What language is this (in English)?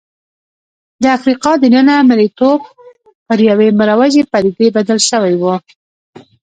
Pashto